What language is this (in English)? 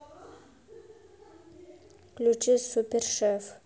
Russian